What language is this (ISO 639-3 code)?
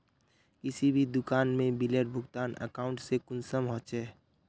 mag